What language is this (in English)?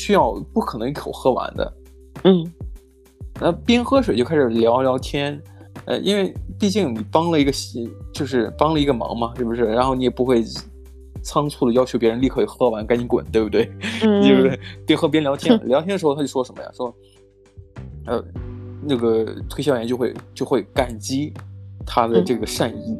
Chinese